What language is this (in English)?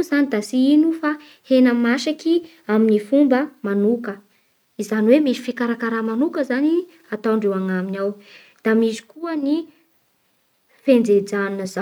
Bara Malagasy